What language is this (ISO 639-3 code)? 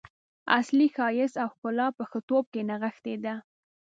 pus